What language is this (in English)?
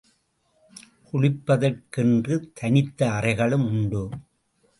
Tamil